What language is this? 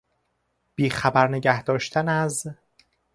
Persian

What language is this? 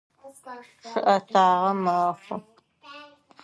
Adyghe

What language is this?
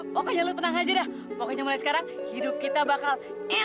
Indonesian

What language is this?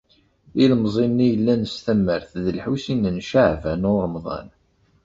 Kabyle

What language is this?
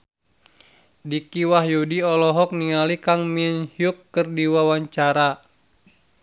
Sundanese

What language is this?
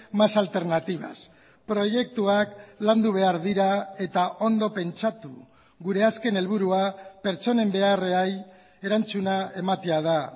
Basque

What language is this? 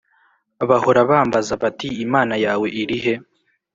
Kinyarwanda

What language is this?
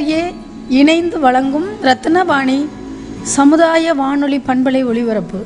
Tamil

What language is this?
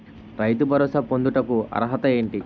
Telugu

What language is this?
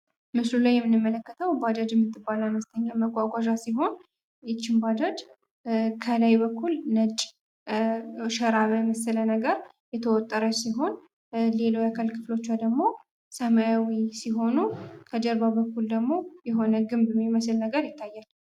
Amharic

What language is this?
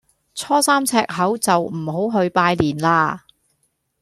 Cantonese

